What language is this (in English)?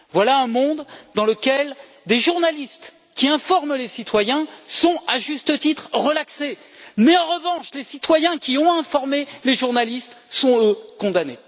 French